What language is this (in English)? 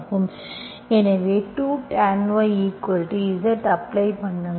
Tamil